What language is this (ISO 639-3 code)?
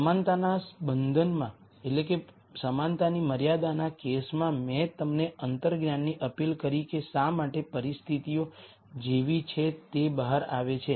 guj